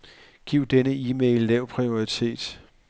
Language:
Danish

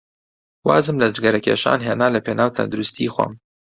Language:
Central Kurdish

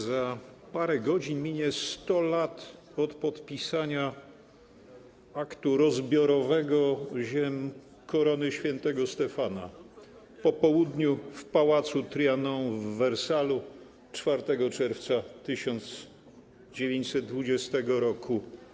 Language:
Polish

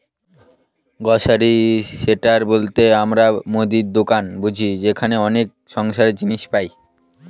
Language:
Bangla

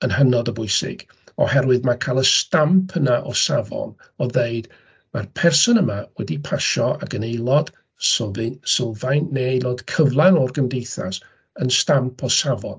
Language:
Welsh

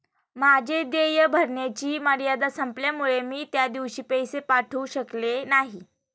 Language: Marathi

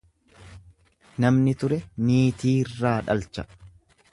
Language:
Oromo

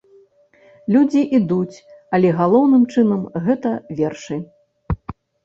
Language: Belarusian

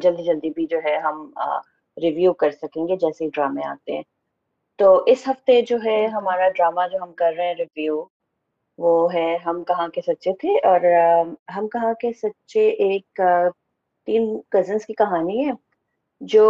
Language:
Urdu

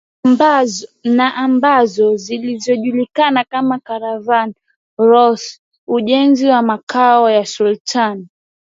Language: Swahili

